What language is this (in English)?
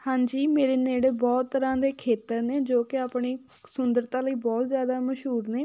Punjabi